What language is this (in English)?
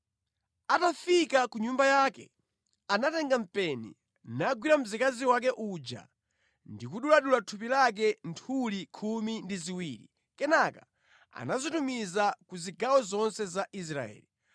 Nyanja